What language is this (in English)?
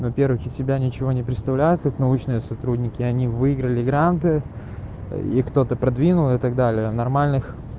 Russian